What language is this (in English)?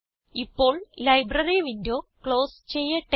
Malayalam